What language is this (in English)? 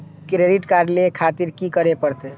Maithili